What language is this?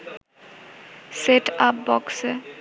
Bangla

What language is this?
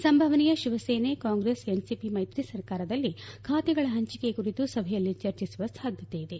Kannada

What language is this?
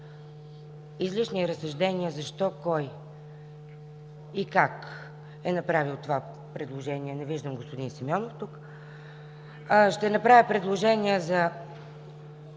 Bulgarian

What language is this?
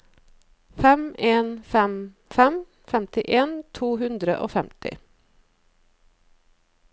Norwegian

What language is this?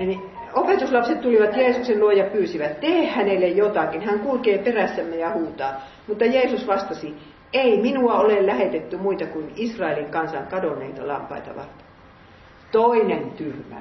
Finnish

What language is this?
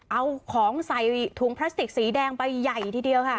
Thai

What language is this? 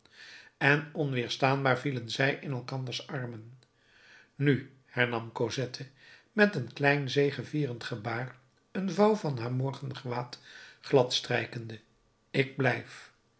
Dutch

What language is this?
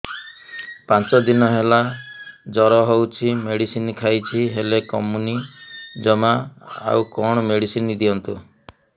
Odia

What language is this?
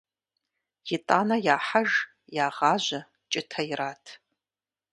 Kabardian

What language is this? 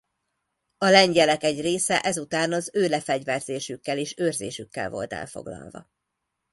Hungarian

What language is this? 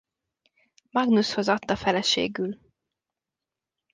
Hungarian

